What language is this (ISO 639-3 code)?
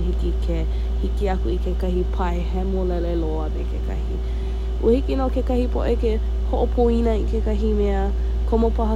haw